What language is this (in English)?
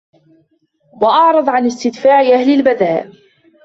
Arabic